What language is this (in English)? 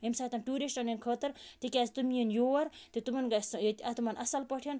Kashmiri